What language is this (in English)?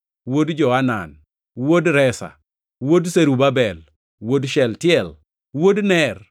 Luo (Kenya and Tanzania)